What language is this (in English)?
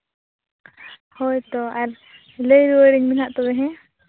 Santali